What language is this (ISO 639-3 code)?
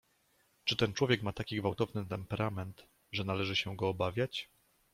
pol